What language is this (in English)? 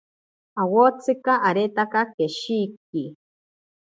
Ashéninka Perené